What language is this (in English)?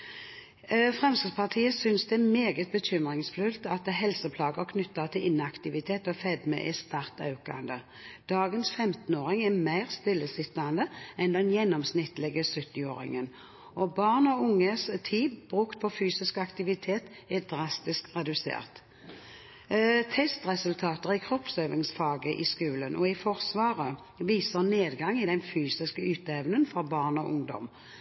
Norwegian Bokmål